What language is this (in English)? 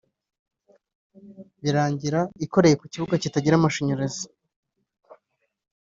Kinyarwanda